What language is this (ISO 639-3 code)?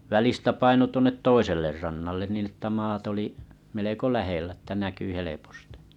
fin